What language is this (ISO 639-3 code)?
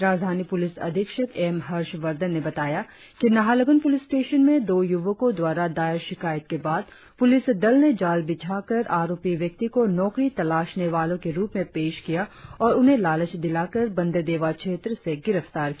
hin